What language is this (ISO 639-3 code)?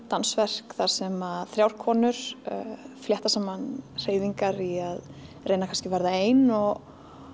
isl